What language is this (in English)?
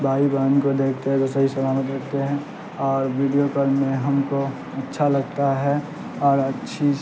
Urdu